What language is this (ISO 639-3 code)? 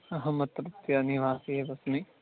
san